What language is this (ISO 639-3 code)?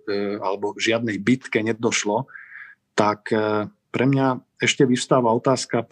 slk